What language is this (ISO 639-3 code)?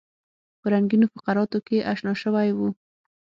pus